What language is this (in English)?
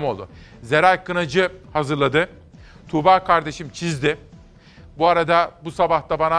Turkish